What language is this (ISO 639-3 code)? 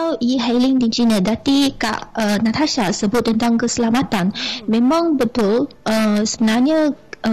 msa